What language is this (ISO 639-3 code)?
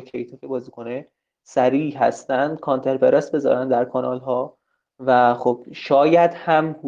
fas